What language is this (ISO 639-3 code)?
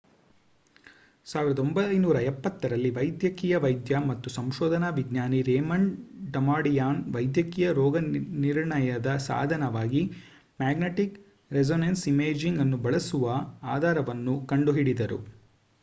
kan